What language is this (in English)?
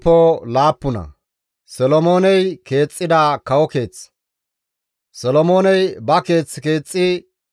Gamo